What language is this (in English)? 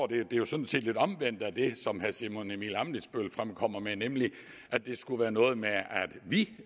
Danish